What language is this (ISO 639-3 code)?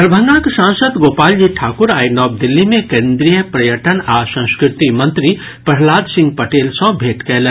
mai